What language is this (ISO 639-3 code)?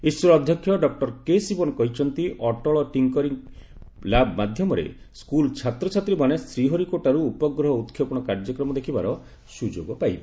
ori